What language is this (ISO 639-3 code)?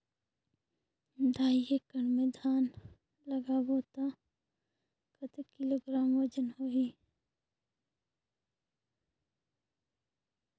hne